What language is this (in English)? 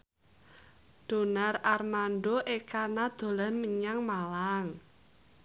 Javanese